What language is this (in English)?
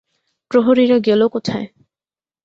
Bangla